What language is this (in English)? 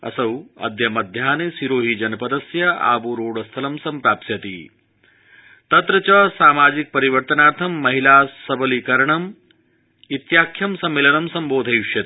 Sanskrit